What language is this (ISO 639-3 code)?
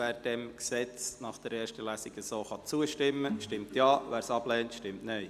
gsw